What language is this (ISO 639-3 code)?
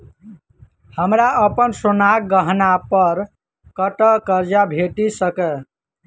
mai